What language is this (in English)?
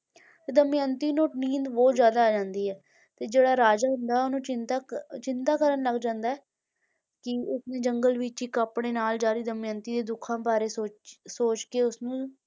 Punjabi